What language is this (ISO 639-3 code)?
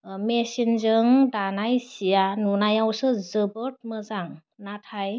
brx